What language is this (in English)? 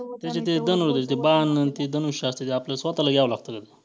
Marathi